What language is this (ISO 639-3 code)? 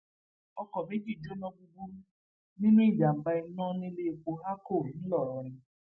yor